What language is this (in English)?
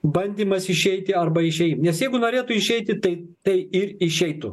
Lithuanian